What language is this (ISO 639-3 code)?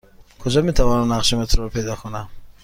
fas